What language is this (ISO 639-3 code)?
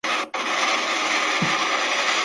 spa